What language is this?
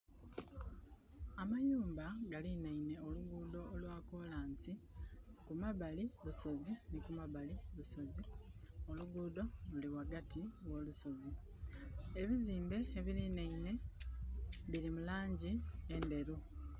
Soga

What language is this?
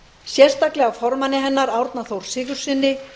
Icelandic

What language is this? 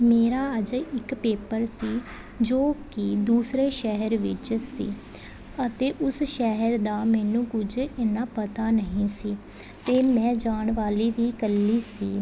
Punjabi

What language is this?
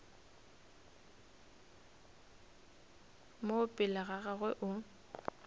Northern Sotho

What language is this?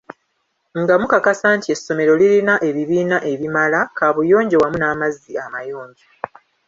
Ganda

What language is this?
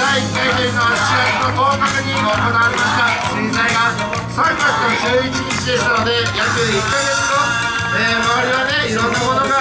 Japanese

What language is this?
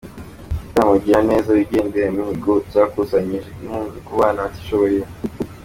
Kinyarwanda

